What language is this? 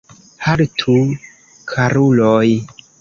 Esperanto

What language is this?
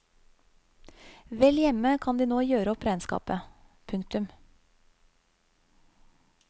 Norwegian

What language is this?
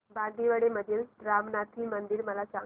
Marathi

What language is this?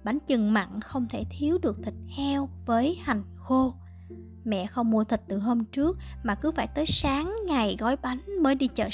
Vietnamese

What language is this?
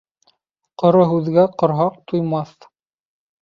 Bashkir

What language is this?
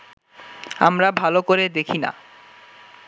Bangla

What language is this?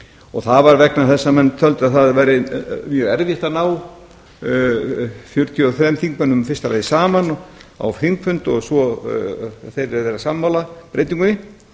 Icelandic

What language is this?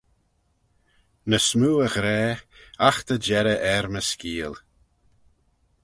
Manx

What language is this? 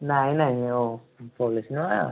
Odia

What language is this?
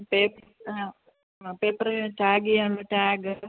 Malayalam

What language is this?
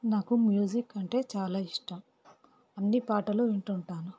Telugu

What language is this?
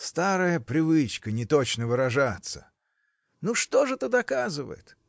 Russian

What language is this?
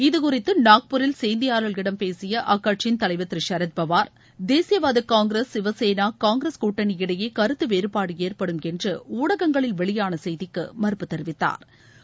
Tamil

